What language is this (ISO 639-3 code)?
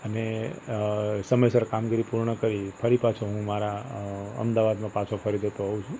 guj